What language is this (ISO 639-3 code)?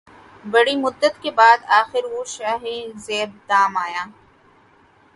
urd